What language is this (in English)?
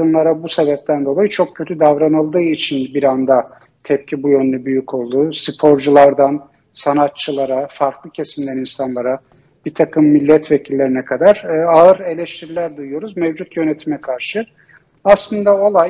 Turkish